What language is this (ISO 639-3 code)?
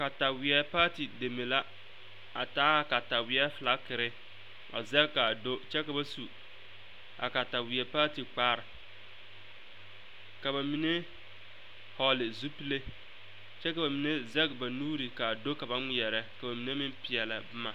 dga